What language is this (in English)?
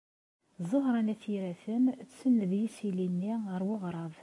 Kabyle